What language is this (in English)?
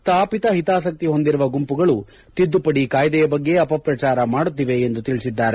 Kannada